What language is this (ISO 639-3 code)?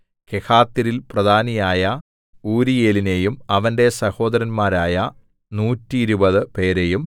mal